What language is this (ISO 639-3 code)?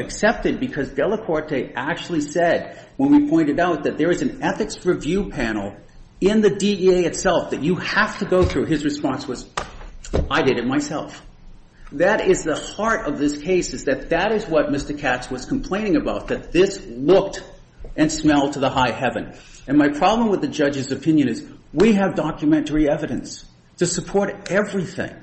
eng